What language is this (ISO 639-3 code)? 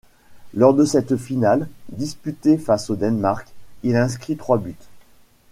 fra